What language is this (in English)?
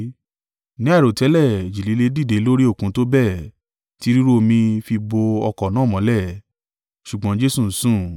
Yoruba